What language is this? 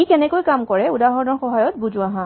Assamese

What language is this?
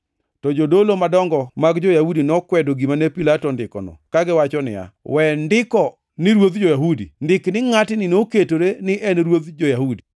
Luo (Kenya and Tanzania)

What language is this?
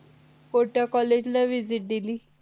Marathi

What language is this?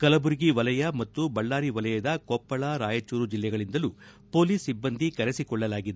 Kannada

